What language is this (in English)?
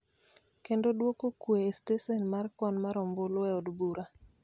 Luo (Kenya and Tanzania)